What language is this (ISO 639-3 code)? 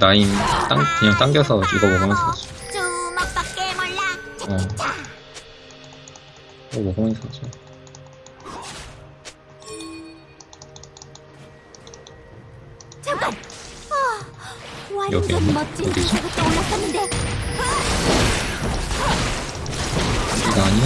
kor